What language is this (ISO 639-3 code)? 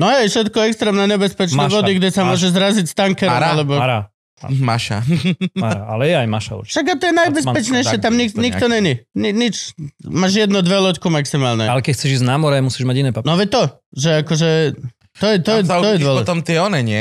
slk